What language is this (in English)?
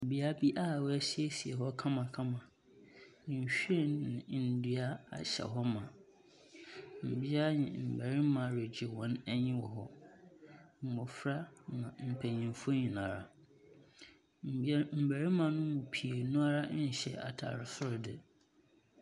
Akan